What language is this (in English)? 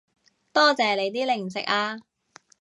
Cantonese